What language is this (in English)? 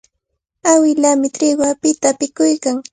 Cajatambo North Lima Quechua